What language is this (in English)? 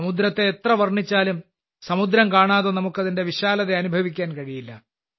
Malayalam